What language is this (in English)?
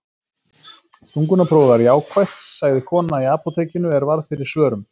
Icelandic